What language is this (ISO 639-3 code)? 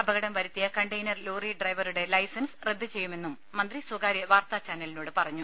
mal